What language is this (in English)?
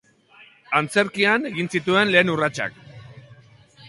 Basque